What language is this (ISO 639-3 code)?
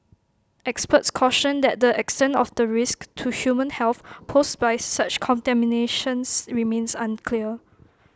eng